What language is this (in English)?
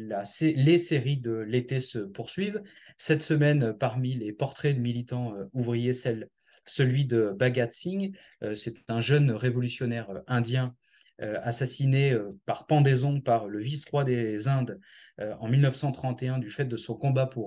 French